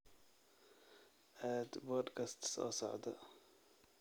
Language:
Somali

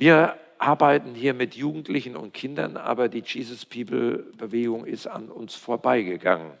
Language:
German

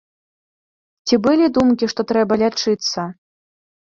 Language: Belarusian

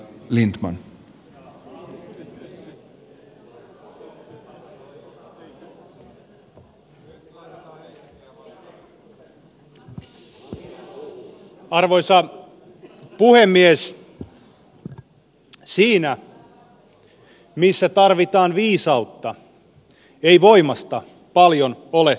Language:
Finnish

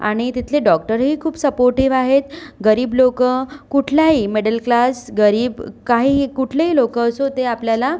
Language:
Marathi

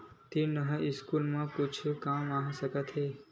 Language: Chhattisgarhi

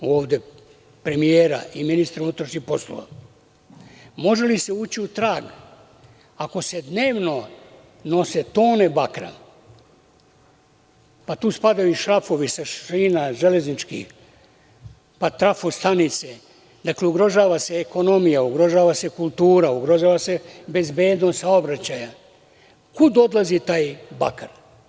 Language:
Serbian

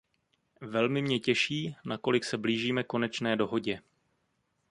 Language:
Czech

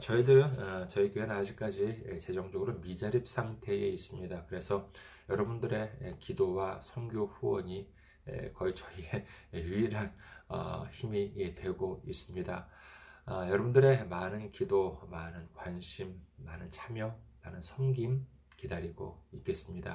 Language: Korean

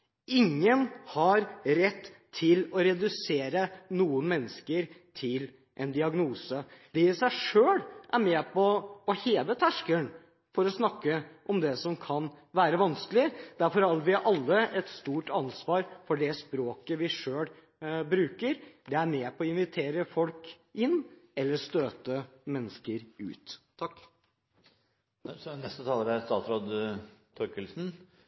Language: Norwegian Bokmål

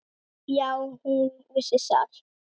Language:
Icelandic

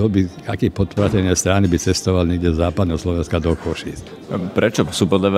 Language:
Slovak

